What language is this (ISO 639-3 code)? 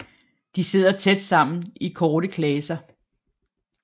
dan